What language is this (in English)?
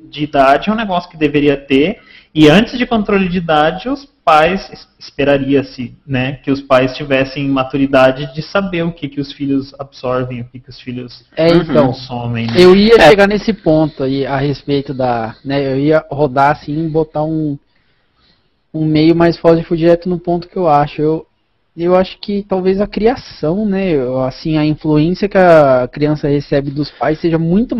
Portuguese